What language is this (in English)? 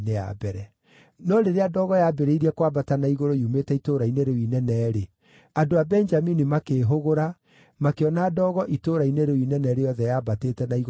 Kikuyu